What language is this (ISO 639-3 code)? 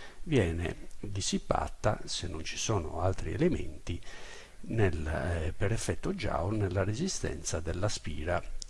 ita